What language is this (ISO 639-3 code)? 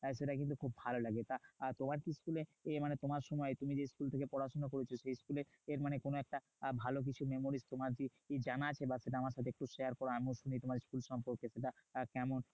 ben